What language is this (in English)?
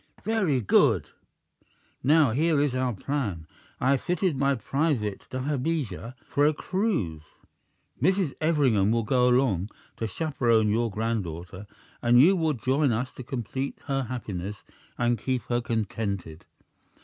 English